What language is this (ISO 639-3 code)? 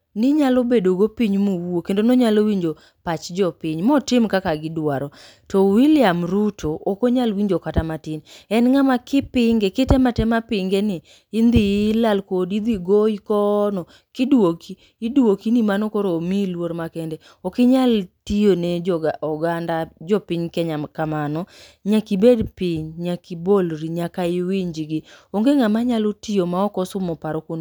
luo